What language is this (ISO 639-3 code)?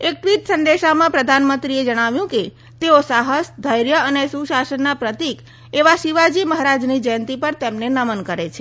guj